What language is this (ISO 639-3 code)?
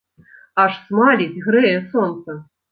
bel